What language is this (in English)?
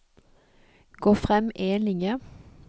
Norwegian